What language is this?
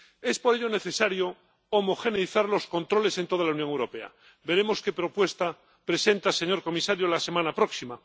Spanish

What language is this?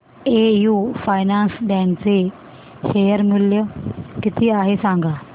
Marathi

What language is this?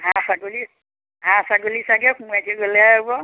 Assamese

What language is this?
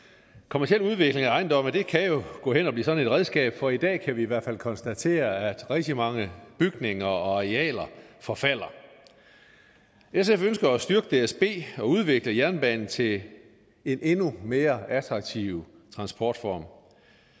Danish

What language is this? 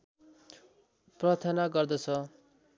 Nepali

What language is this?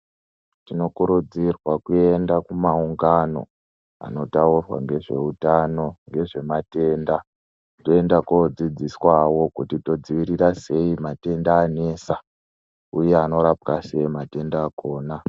Ndau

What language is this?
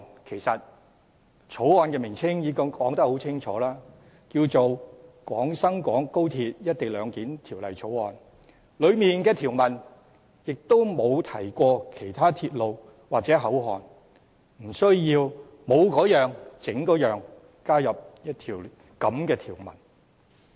Cantonese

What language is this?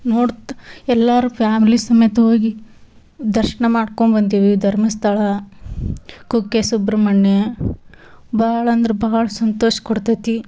Kannada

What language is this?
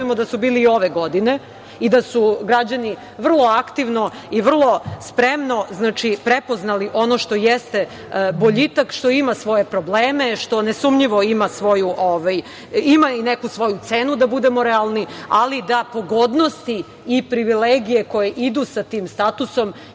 Serbian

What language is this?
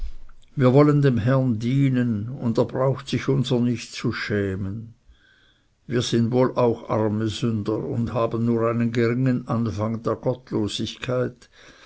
German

